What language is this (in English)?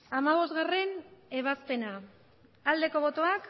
Basque